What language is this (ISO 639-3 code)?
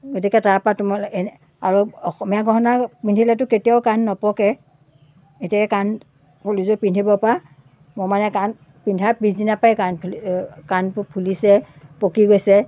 asm